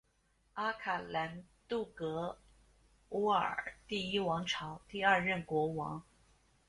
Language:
Chinese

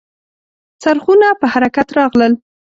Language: Pashto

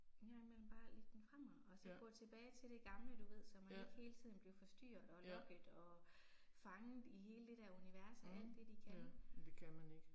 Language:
Danish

